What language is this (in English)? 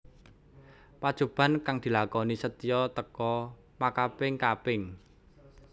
Javanese